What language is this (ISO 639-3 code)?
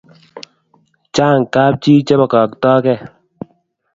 kln